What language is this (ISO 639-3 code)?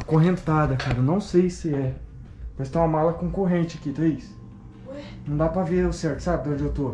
por